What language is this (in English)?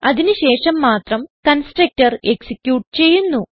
Malayalam